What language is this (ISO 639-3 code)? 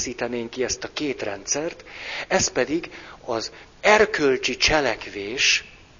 hun